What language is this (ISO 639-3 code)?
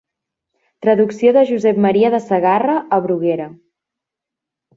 cat